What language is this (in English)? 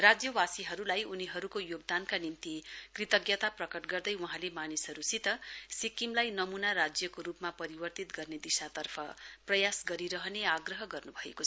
Nepali